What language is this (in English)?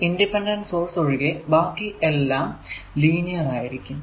Malayalam